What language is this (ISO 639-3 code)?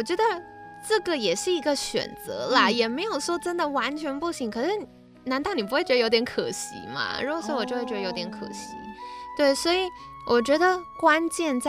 zho